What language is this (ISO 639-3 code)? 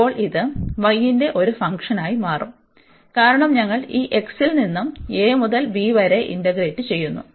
mal